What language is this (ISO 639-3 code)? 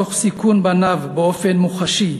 heb